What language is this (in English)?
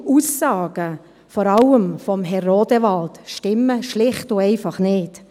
Swiss German